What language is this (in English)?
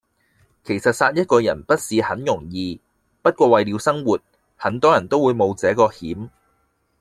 Cantonese